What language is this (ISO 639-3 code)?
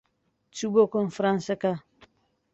ckb